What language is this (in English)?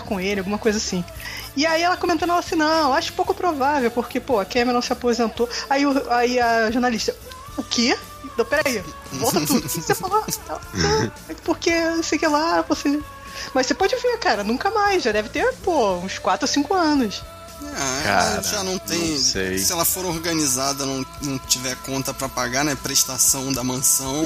Portuguese